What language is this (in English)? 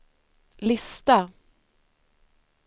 Swedish